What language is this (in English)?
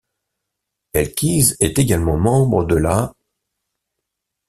French